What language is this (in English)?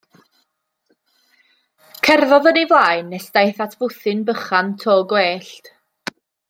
Welsh